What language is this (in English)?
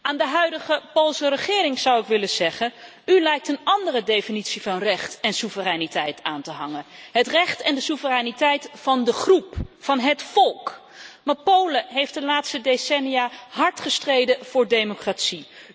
Dutch